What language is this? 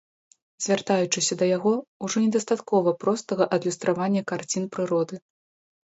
Belarusian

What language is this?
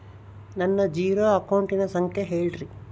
Kannada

